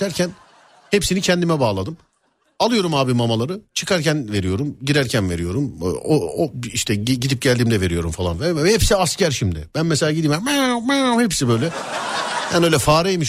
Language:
Turkish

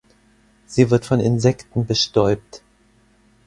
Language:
German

